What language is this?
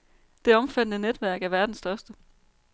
Danish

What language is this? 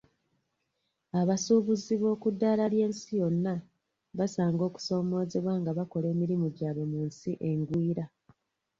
Ganda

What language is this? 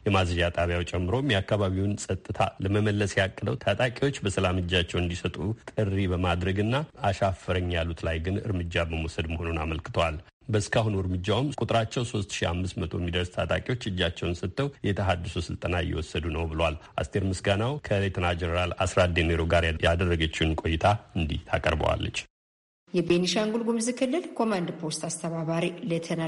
Amharic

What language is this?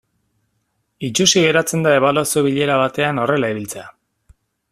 Basque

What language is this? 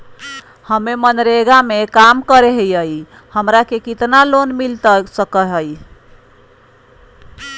Magahi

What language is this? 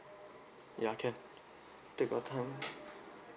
English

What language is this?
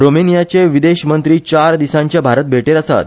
Konkani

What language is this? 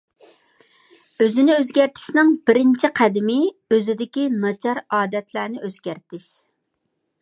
Uyghur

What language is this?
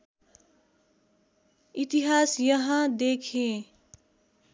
Nepali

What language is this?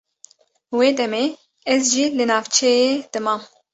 Kurdish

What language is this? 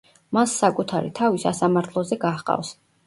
Georgian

